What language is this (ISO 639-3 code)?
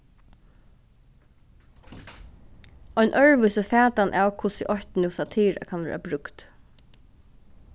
fao